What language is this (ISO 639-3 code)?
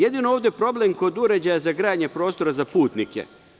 srp